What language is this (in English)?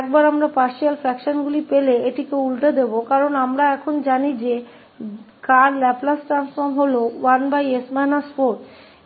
Hindi